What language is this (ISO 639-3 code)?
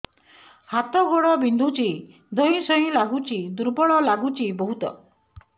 ori